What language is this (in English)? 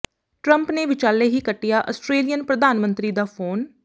Punjabi